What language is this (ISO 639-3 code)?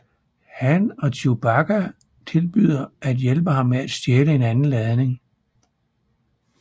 dan